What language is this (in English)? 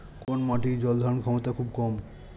Bangla